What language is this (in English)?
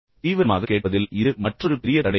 Tamil